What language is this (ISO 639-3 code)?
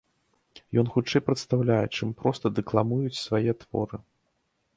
bel